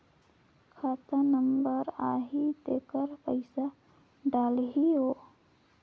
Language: Chhattisgarhi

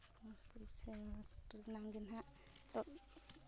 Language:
Santali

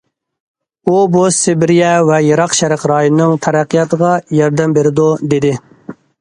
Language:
Uyghur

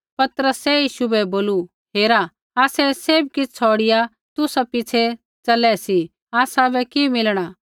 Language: Kullu Pahari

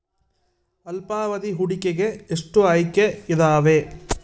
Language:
Kannada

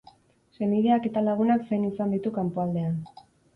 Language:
Basque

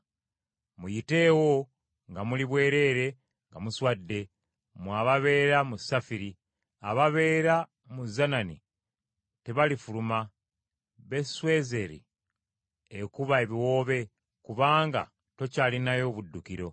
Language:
Ganda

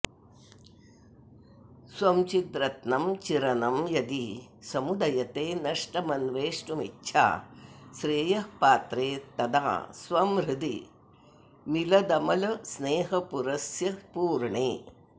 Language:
Sanskrit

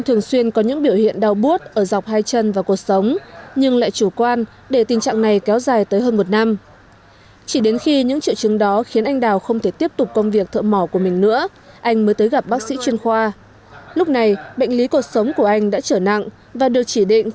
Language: Vietnamese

